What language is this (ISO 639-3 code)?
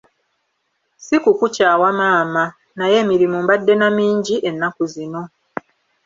lug